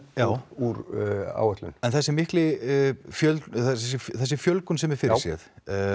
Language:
Icelandic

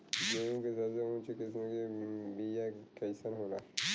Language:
Bhojpuri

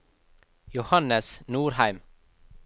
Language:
Norwegian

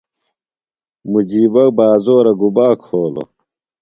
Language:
Phalura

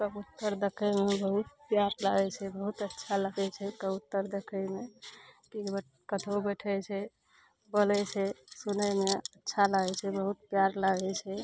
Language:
Maithili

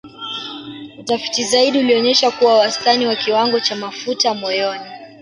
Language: Swahili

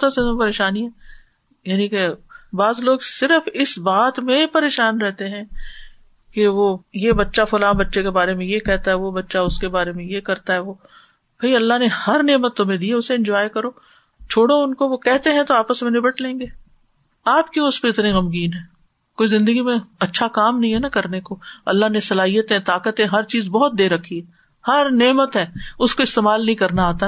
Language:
Urdu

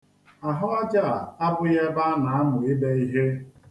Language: Igbo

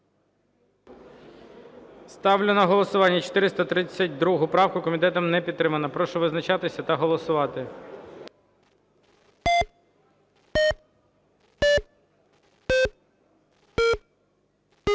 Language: Ukrainian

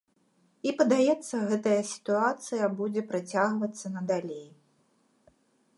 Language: Belarusian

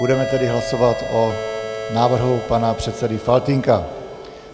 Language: Czech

